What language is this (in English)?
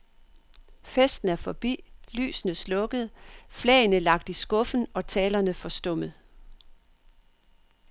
Danish